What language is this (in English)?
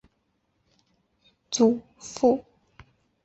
Chinese